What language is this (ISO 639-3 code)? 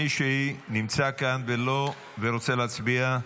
heb